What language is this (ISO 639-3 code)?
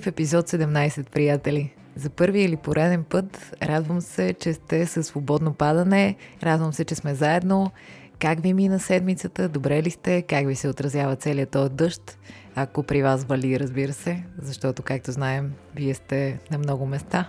bul